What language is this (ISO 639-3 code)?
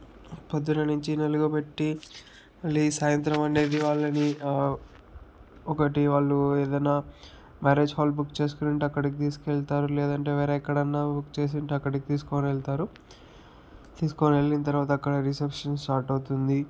tel